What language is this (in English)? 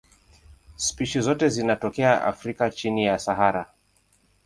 Swahili